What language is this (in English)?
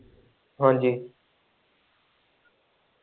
Punjabi